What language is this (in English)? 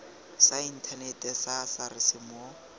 Tswana